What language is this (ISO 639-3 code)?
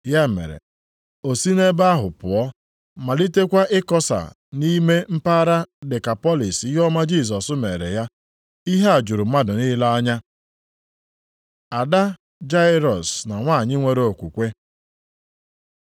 ibo